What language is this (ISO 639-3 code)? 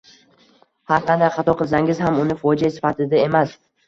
uzb